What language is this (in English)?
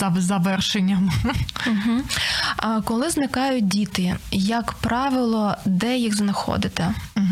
Ukrainian